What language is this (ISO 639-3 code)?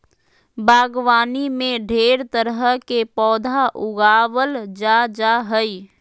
mag